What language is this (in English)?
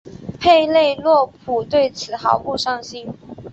Chinese